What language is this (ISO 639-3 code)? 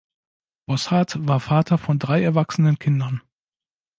deu